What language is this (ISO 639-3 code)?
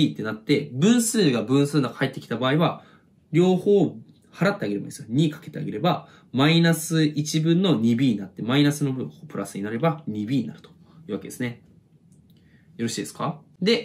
jpn